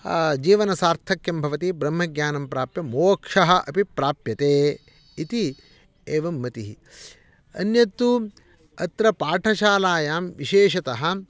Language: Sanskrit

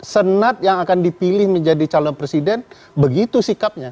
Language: Indonesian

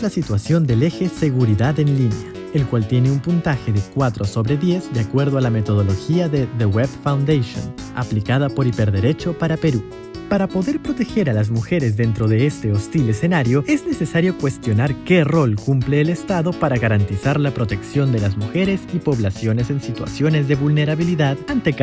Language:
Spanish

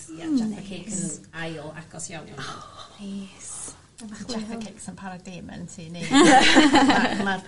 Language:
Welsh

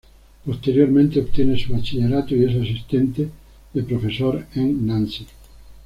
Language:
Spanish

